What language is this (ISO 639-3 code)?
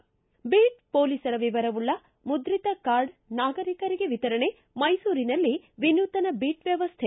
kan